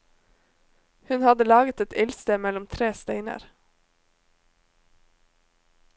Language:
Norwegian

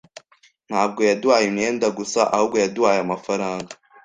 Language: Kinyarwanda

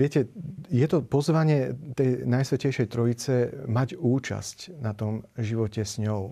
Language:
Slovak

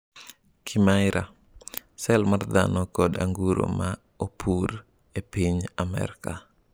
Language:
Luo (Kenya and Tanzania)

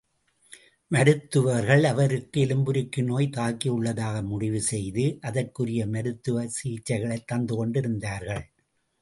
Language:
Tamil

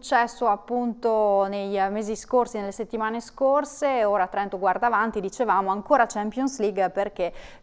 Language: Italian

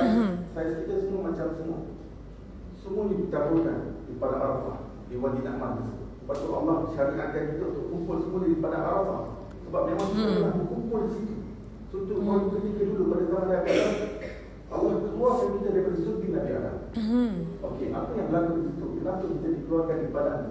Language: Malay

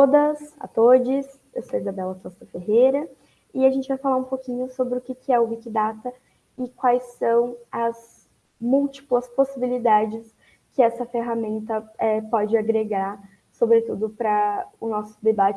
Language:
Portuguese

